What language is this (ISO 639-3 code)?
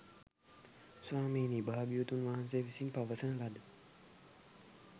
sin